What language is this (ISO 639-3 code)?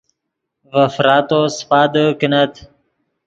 ydg